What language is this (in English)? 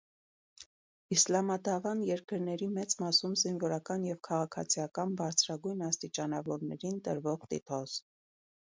Armenian